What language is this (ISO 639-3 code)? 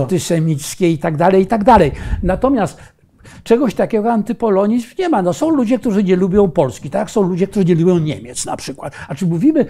pol